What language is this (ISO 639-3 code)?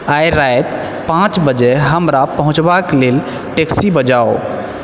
mai